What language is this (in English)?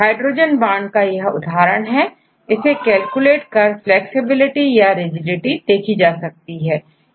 Hindi